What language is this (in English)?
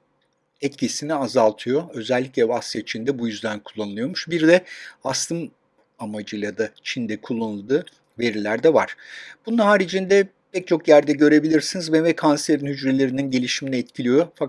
Turkish